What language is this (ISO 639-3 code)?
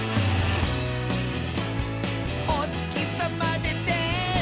jpn